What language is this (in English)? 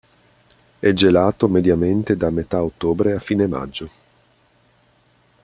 Italian